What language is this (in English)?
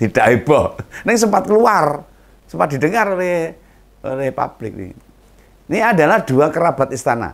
Indonesian